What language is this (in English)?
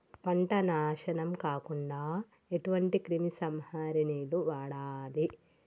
Telugu